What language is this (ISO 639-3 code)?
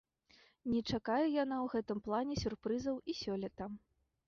bel